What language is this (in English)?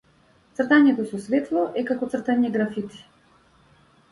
Macedonian